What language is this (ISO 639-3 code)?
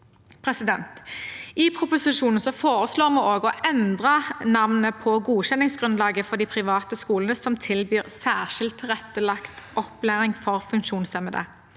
nor